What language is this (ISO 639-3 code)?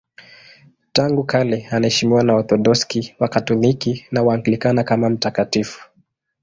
swa